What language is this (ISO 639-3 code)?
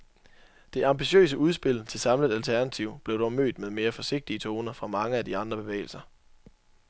dan